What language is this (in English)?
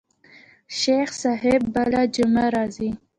Pashto